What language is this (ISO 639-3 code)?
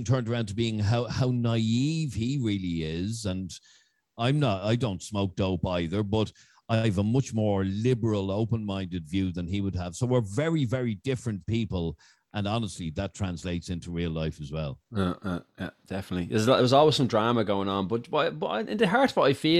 eng